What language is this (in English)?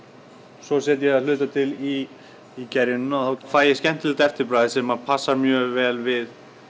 Icelandic